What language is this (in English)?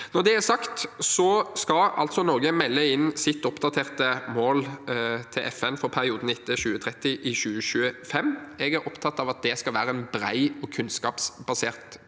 Norwegian